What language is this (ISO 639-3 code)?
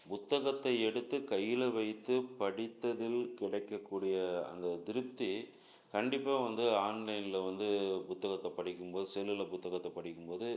tam